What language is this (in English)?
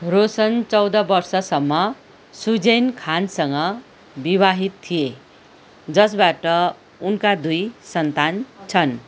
Nepali